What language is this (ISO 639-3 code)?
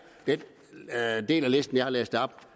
dan